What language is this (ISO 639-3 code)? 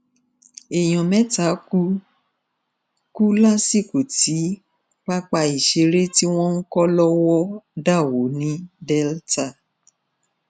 yor